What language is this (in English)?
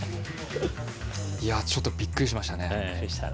Japanese